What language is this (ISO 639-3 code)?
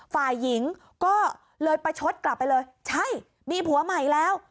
tha